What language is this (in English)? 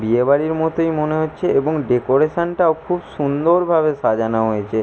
Bangla